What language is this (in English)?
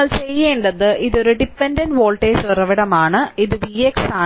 Malayalam